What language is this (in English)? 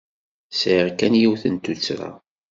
Kabyle